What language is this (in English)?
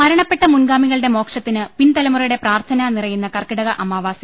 Malayalam